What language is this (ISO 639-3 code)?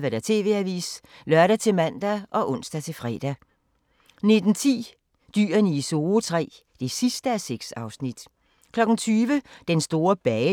dan